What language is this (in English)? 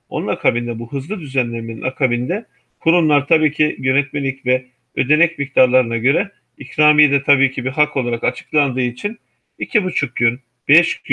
Turkish